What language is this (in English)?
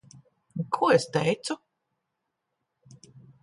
Latvian